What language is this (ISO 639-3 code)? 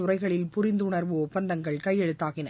tam